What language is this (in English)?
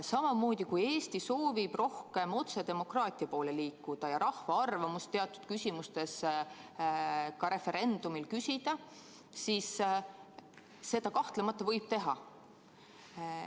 Estonian